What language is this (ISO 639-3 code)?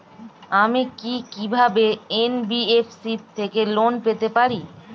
ben